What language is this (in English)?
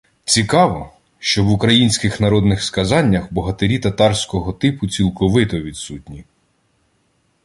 Ukrainian